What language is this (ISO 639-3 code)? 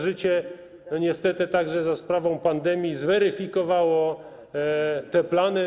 pol